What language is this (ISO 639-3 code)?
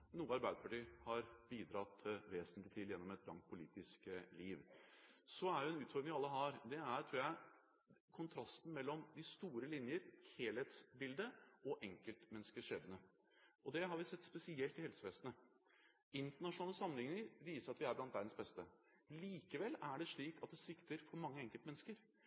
nob